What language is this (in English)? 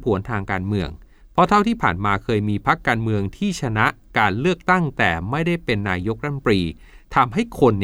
Thai